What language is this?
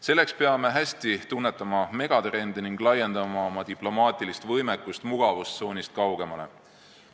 Estonian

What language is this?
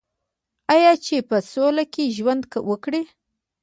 Pashto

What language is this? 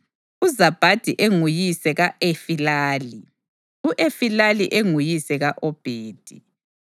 North Ndebele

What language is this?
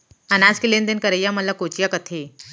Chhattisgarhi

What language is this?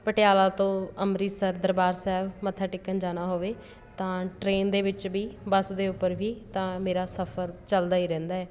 Punjabi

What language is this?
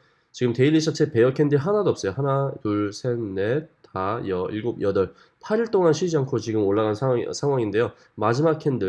Korean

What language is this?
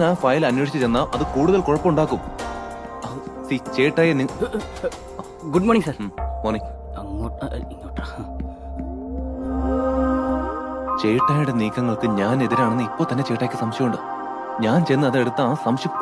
Malayalam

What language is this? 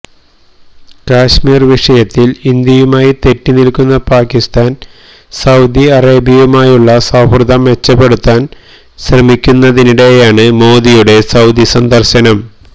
Malayalam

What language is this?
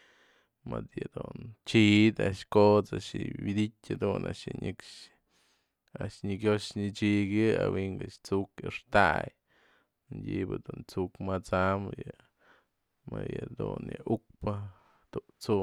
Mazatlán Mixe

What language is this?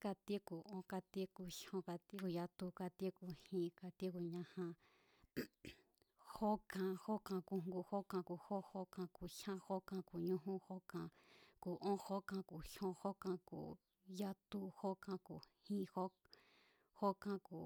Mazatlán Mazatec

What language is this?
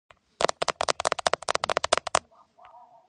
Georgian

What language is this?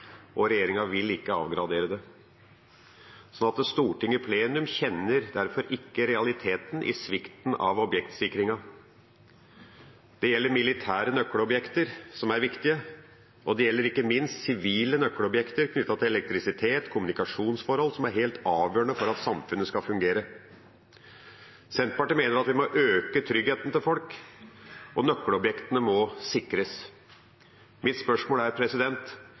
Norwegian Bokmål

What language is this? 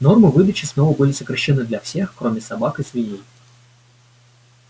Russian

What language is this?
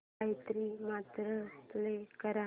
Marathi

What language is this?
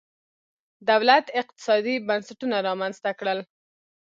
Pashto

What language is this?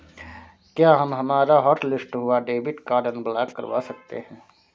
Hindi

